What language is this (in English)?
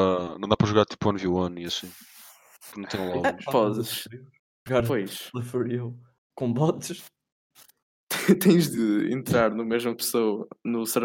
Portuguese